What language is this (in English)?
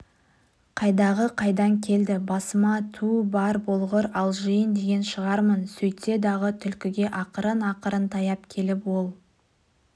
Kazakh